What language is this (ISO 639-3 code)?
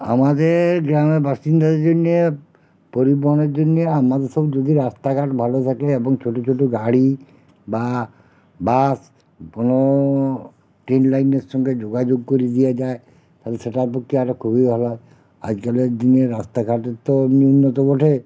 ben